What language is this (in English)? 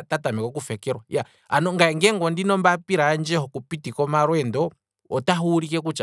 Kwambi